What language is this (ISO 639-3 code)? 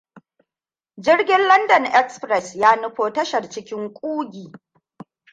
hau